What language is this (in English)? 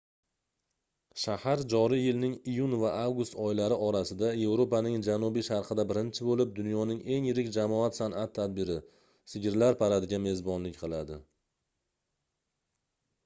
Uzbek